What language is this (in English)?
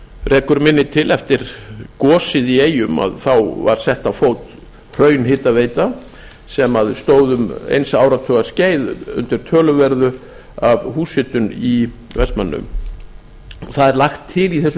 Icelandic